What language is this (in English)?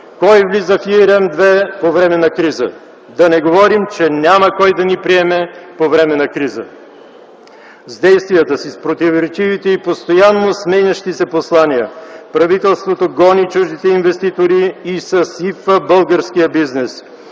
Bulgarian